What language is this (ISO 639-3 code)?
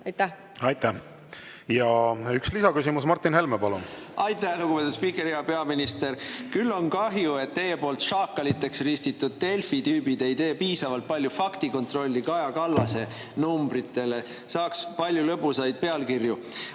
est